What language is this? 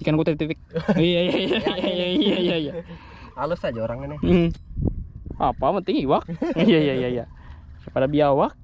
Indonesian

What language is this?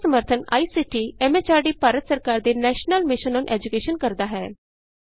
Punjabi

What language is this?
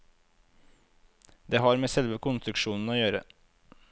Norwegian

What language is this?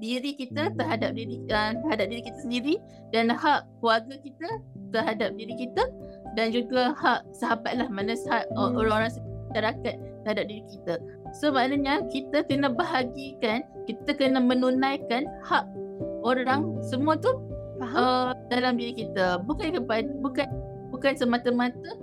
Malay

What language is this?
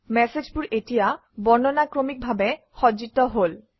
Assamese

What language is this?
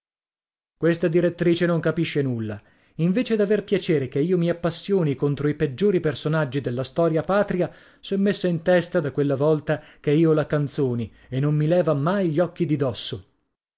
Italian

